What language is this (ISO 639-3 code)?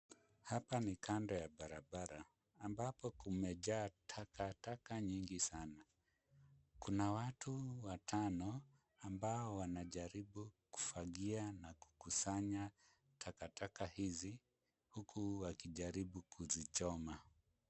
swa